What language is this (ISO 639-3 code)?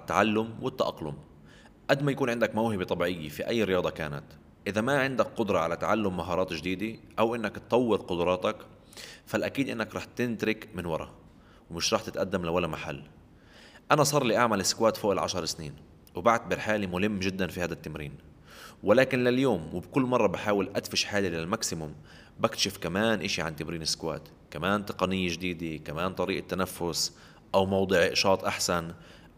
ara